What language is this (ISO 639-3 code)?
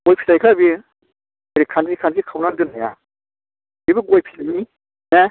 brx